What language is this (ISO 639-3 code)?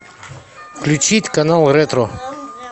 rus